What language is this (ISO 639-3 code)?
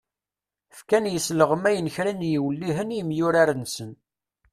kab